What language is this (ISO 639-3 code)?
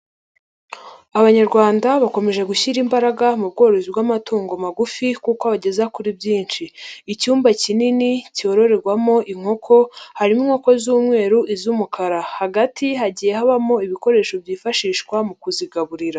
kin